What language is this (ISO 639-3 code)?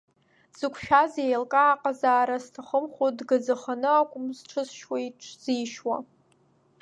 abk